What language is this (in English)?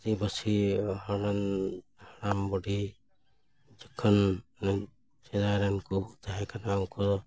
Santali